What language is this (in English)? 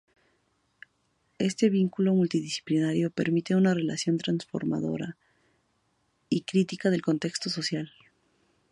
Spanish